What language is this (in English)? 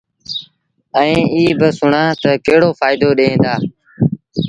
Sindhi Bhil